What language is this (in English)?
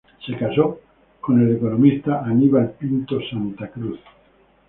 Spanish